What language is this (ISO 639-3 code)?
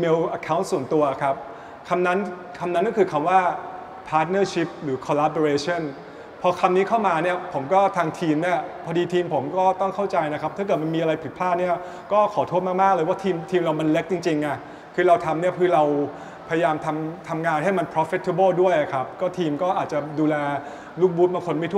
tha